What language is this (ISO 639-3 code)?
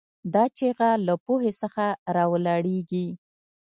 pus